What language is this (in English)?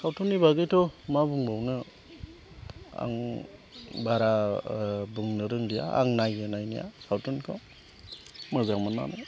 Bodo